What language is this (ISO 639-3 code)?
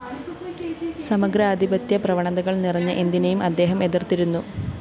mal